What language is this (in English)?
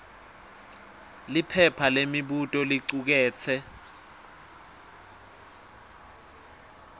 Swati